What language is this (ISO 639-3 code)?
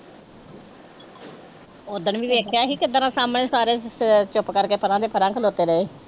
pan